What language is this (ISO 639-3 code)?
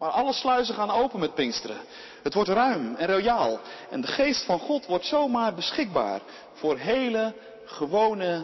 nld